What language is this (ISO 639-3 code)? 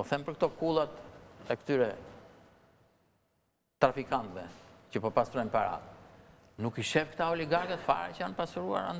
ron